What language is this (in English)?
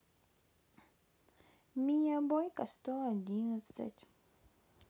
Russian